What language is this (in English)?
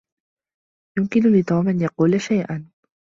Arabic